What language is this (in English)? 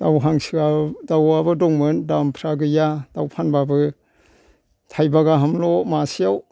Bodo